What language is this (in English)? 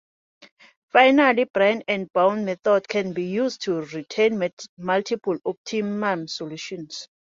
English